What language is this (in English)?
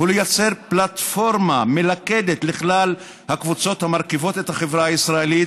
Hebrew